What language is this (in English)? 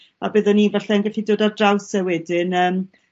Welsh